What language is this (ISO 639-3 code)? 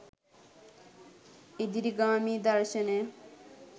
sin